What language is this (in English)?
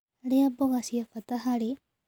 Kikuyu